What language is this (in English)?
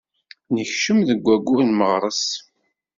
Kabyle